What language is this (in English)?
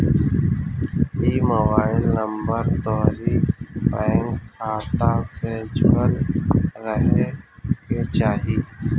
Bhojpuri